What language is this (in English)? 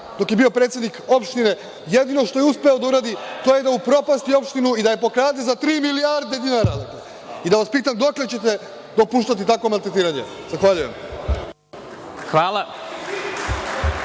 Serbian